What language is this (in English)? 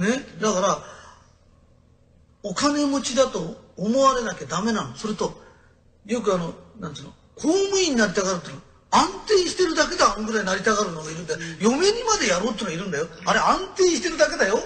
Japanese